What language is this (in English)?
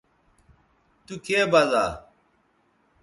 Bateri